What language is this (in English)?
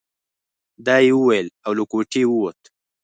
Pashto